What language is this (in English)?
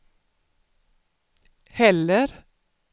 Swedish